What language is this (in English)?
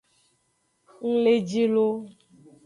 Aja (Benin)